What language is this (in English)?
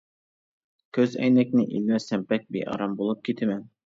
Uyghur